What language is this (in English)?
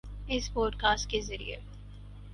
Urdu